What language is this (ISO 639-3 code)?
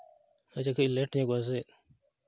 sat